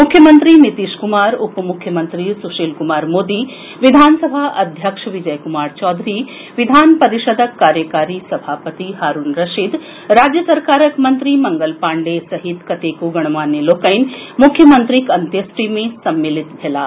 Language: Maithili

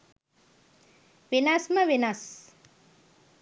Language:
Sinhala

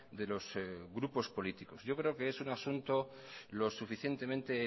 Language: Spanish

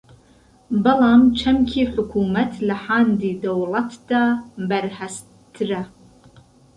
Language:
Central Kurdish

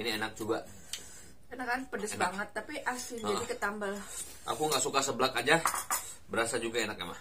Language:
Indonesian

